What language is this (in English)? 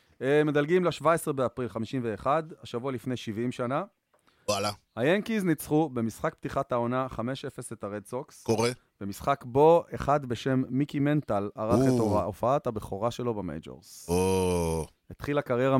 Hebrew